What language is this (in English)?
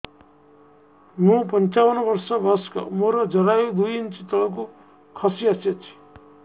Odia